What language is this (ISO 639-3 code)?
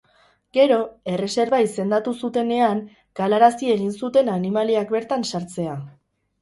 eus